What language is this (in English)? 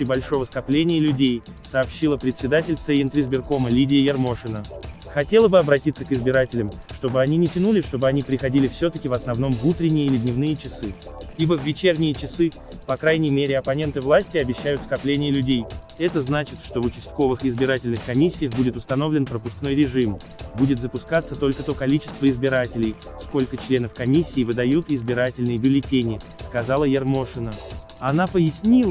Russian